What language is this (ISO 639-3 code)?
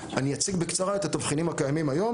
heb